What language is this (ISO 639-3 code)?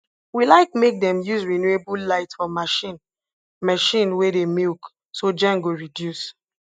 pcm